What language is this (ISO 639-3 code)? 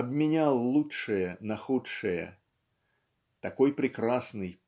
rus